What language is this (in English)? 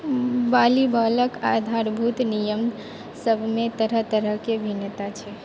Maithili